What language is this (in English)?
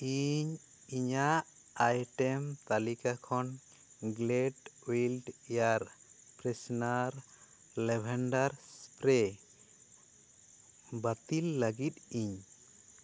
Santali